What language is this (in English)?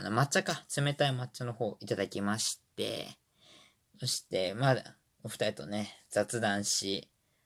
Japanese